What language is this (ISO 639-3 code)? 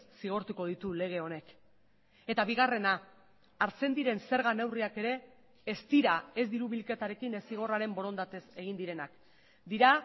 eus